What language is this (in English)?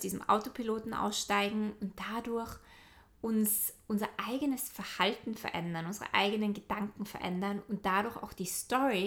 German